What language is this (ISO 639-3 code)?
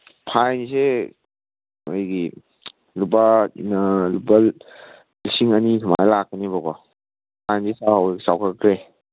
mni